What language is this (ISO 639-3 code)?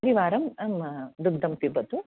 san